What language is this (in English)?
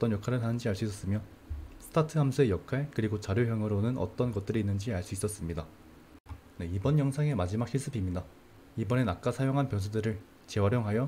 Korean